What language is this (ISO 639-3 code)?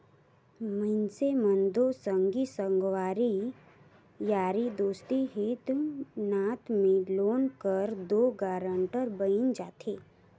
hne